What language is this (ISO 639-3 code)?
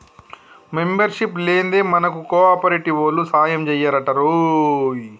tel